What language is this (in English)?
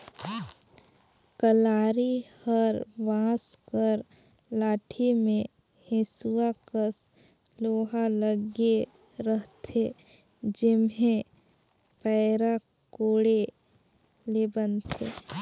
Chhattisgarhi